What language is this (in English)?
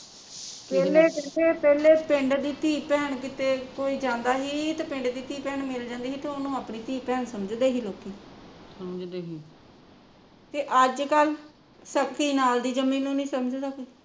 Punjabi